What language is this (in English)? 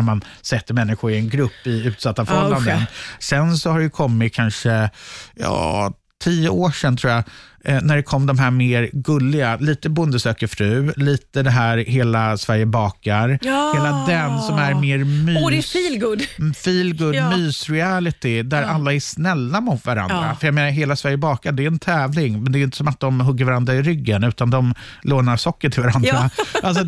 Swedish